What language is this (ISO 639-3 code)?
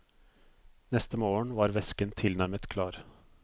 nor